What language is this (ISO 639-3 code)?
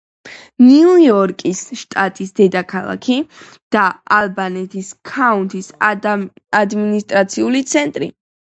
kat